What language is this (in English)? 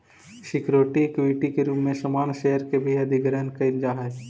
Magahi